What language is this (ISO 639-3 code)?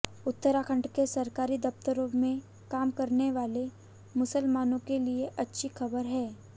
hin